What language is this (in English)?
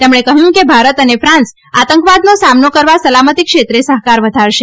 Gujarati